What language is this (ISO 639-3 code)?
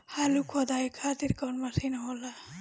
bho